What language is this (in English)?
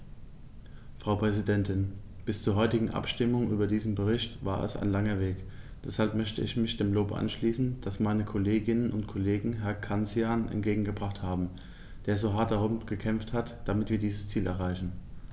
German